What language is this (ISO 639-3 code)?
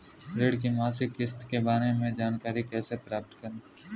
hin